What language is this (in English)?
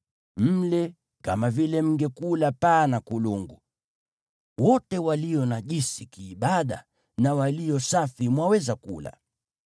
Swahili